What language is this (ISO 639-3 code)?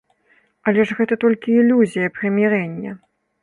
bel